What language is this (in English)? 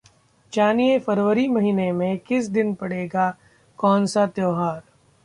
Hindi